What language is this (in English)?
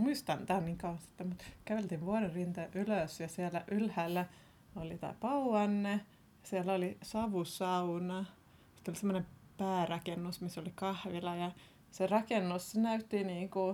Finnish